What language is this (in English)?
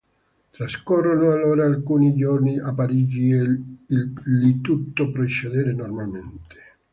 Italian